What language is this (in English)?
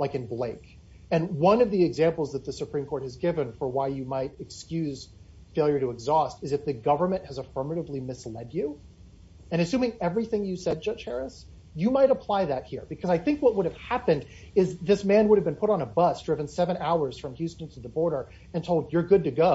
English